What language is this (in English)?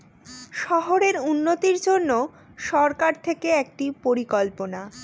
Bangla